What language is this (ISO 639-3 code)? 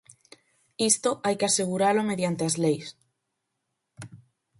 glg